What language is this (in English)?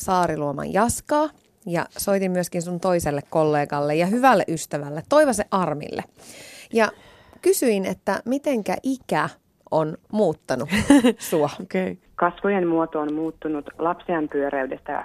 Finnish